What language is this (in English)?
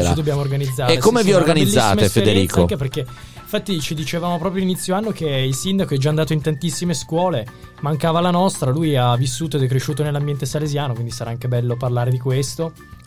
Italian